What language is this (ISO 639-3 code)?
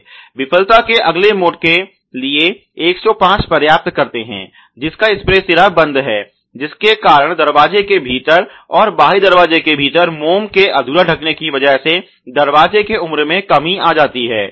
hin